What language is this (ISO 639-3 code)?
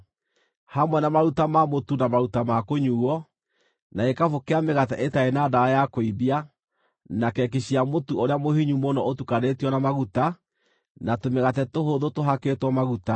kik